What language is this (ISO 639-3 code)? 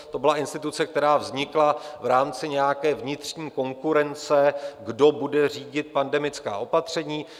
ces